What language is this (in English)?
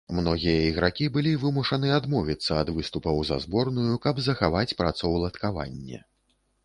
Belarusian